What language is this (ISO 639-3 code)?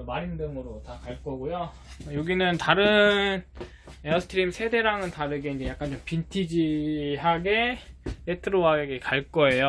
kor